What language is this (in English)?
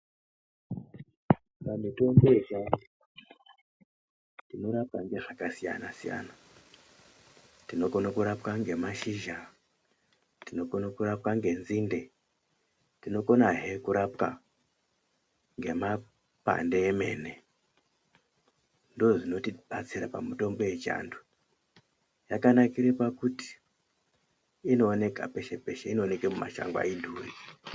Ndau